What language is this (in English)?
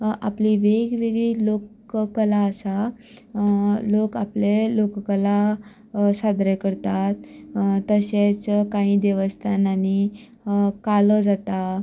Konkani